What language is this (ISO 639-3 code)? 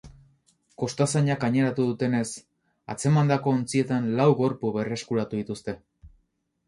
eus